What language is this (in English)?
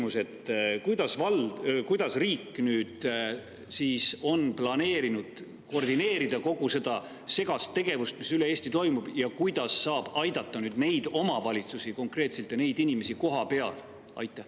Estonian